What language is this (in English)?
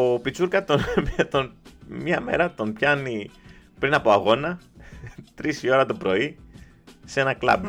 Greek